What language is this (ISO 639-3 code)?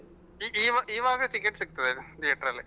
kan